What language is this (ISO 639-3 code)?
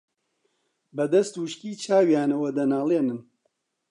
ckb